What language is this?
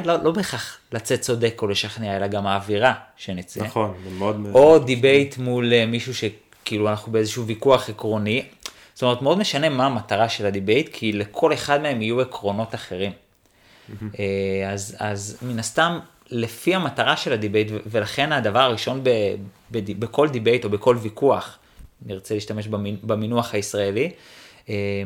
Hebrew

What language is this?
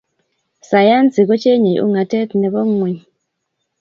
Kalenjin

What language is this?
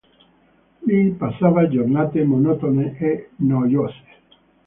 Italian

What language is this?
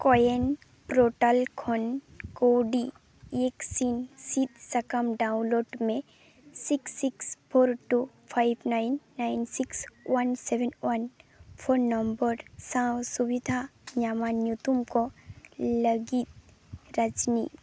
Santali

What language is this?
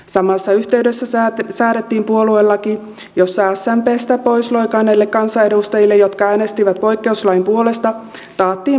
Finnish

